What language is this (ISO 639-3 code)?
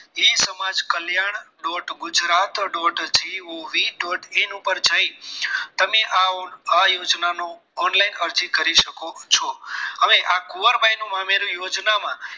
guj